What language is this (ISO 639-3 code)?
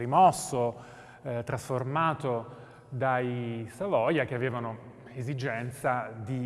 ita